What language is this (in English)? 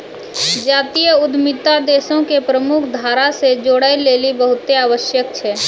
Maithili